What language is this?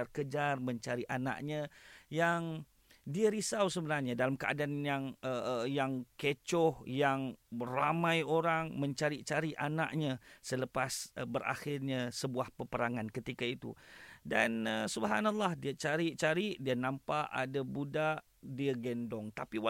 Malay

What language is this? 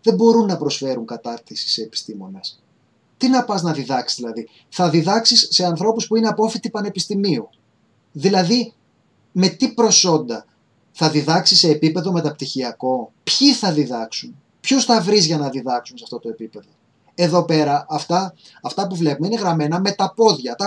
Greek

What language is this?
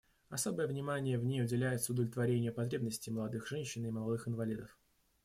Russian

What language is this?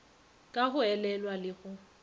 Northern Sotho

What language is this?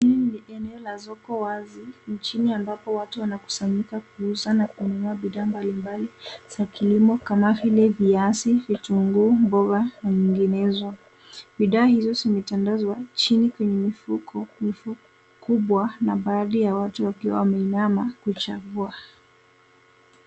Swahili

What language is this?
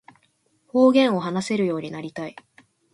Japanese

